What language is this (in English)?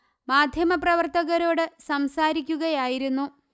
Malayalam